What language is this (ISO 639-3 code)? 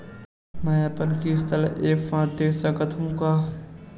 hne